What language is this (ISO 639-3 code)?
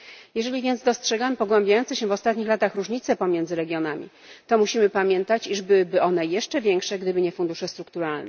pol